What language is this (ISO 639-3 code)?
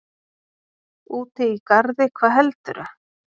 isl